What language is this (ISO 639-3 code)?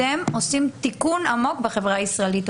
heb